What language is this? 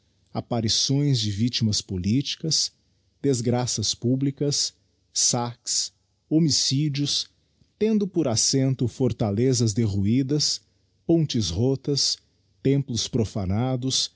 Portuguese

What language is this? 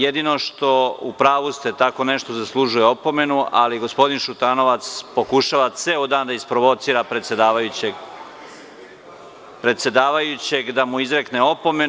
Serbian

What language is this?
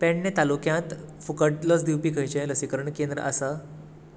Konkani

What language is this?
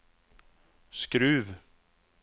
Swedish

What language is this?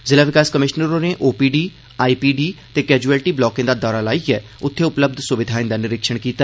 Dogri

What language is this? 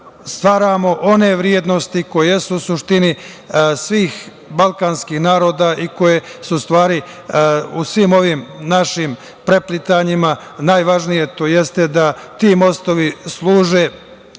Serbian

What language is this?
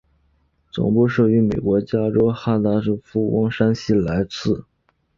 Chinese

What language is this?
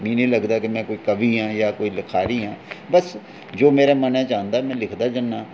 Dogri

